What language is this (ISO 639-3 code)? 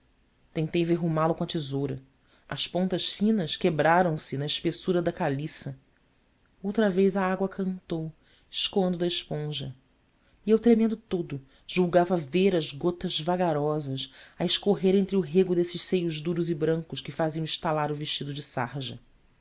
por